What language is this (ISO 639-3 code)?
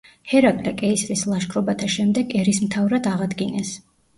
kat